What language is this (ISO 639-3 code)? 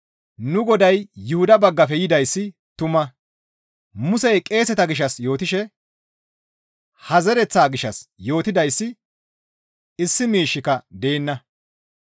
gmv